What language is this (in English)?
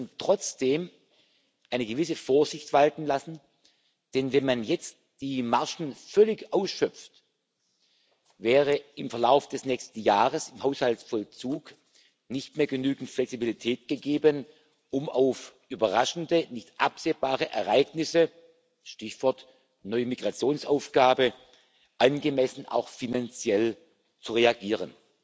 German